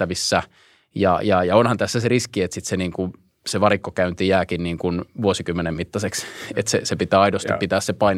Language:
Finnish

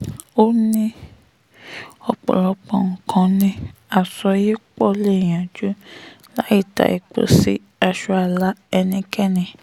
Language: Yoruba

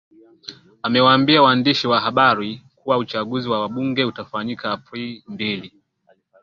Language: Swahili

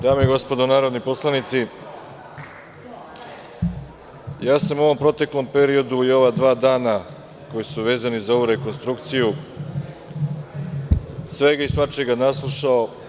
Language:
Serbian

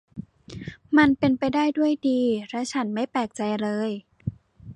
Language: Thai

